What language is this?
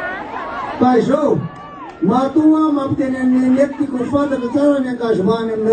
Turkish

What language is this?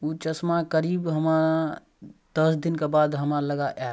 Maithili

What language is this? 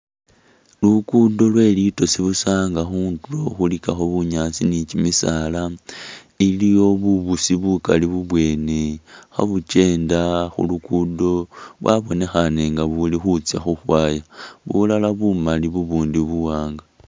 Masaaba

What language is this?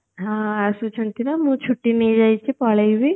Odia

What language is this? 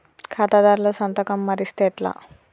Telugu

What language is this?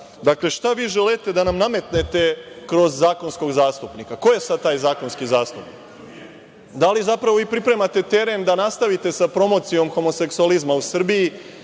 Serbian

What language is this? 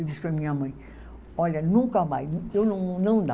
Portuguese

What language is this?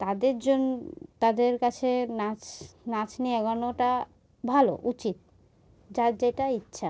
Bangla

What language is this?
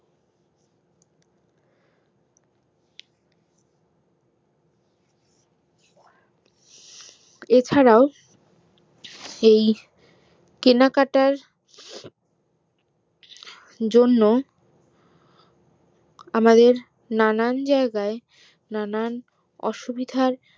Bangla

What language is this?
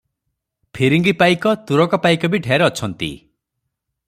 Odia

